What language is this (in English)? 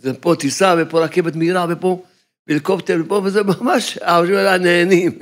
Hebrew